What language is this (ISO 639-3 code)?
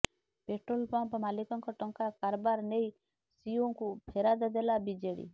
ori